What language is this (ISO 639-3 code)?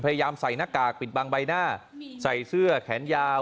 tha